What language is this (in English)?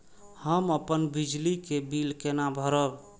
Maithili